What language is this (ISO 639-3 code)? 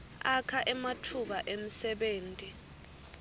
ssw